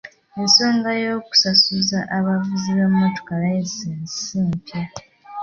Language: Ganda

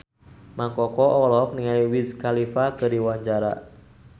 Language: Sundanese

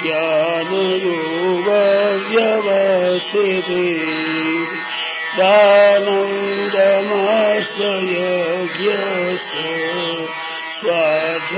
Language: Hindi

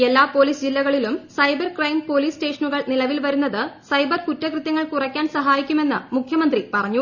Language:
Malayalam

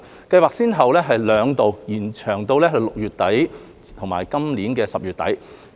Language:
Cantonese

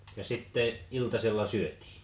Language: Finnish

